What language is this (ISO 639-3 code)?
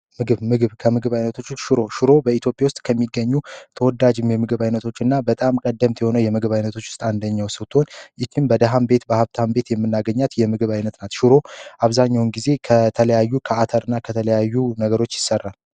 amh